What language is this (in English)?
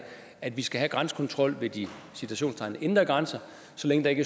Danish